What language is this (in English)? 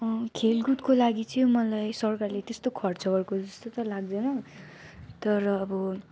Nepali